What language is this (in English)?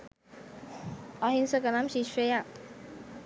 Sinhala